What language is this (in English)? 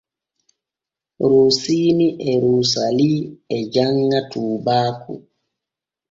Borgu Fulfulde